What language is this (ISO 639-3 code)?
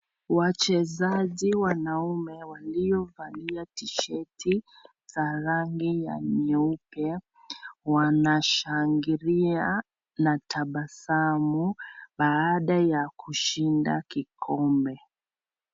swa